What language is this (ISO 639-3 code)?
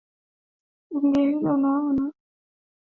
swa